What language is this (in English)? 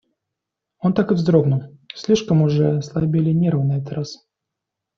Russian